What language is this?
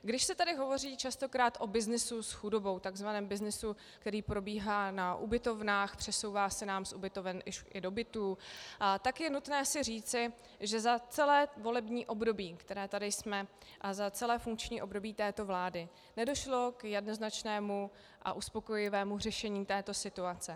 Czech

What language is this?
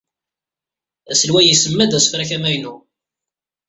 Kabyle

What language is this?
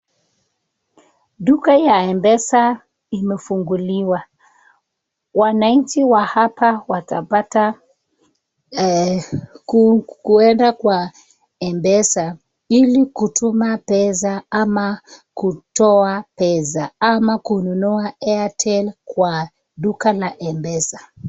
Swahili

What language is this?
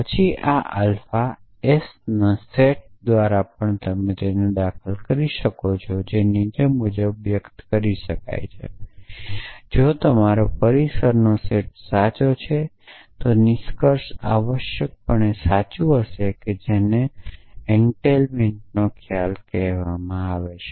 Gujarati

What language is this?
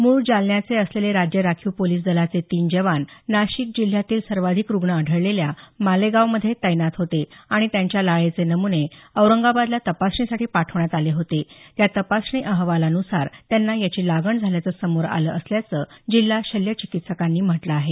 Marathi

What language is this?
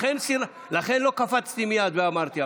Hebrew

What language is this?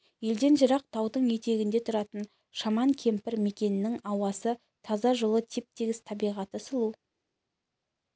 Kazakh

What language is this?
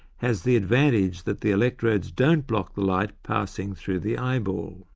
English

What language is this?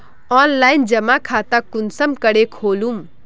Magahi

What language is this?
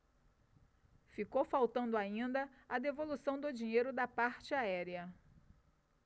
Portuguese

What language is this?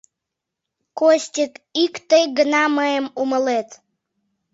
Mari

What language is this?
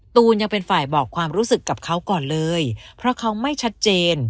Thai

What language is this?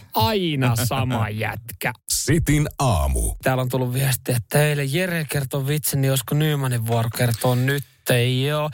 Finnish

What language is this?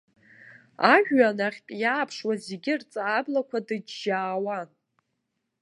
Abkhazian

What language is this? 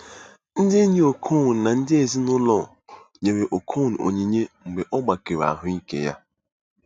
Igbo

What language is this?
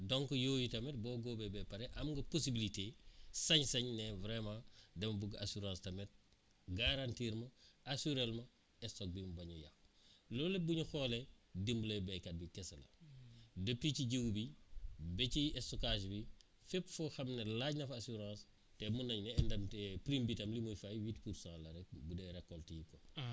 Wolof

